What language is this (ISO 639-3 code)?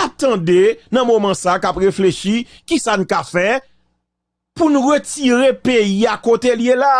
fra